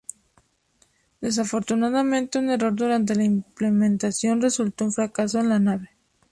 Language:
Spanish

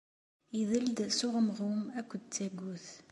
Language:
Kabyle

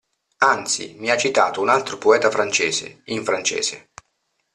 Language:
Italian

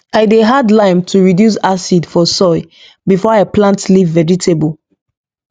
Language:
Nigerian Pidgin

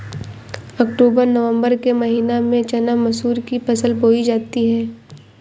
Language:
Hindi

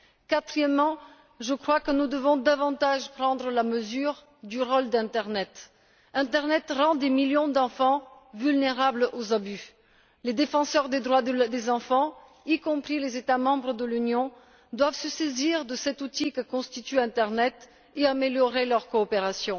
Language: French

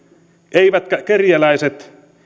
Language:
Finnish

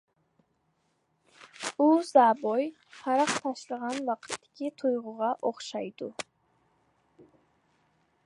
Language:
Uyghur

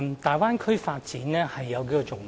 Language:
Cantonese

